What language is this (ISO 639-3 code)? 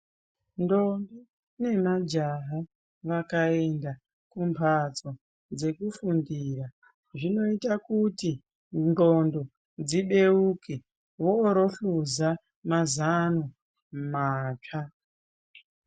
ndc